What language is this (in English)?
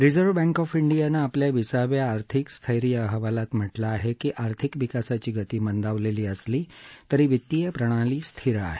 Marathi